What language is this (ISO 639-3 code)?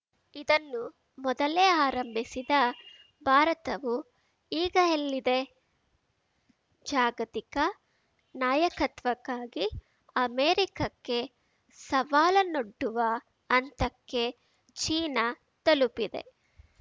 kan